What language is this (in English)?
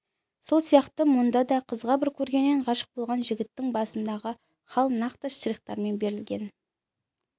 Kazakh